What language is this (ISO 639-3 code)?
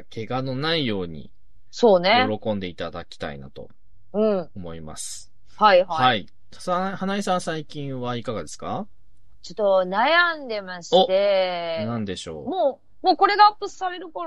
jpn